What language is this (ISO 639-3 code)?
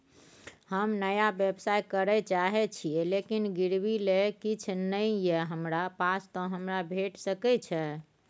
mai